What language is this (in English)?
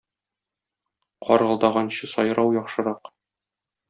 Tatar